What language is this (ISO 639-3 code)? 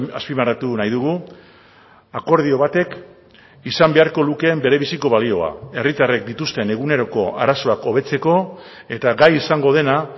eus